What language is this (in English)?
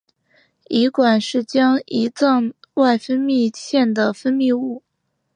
Chinese